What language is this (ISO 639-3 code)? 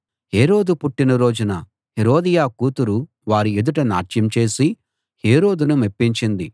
tel